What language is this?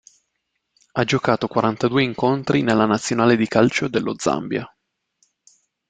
Italian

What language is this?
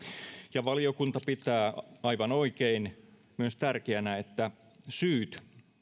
Finnish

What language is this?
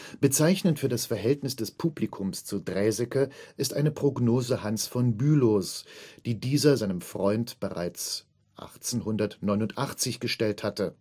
German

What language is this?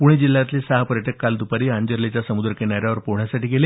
Marathi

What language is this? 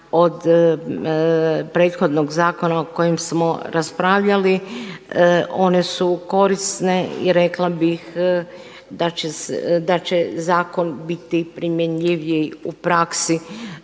Croatian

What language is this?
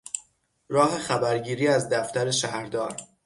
Persian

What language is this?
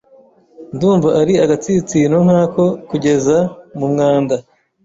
Kinyarwanda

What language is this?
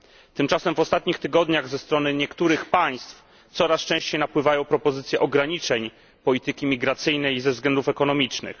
Polish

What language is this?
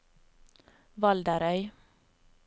Norwegian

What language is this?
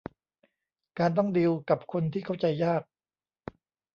Thai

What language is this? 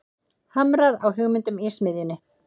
Icelandic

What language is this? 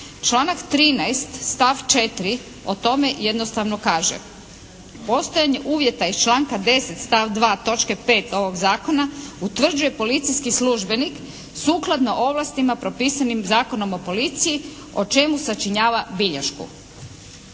Croatian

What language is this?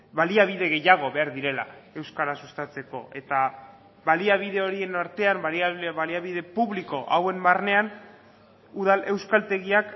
Basque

